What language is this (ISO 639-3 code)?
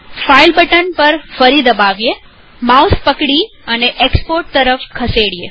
guj